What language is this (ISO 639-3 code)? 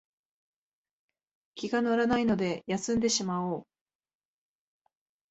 jpn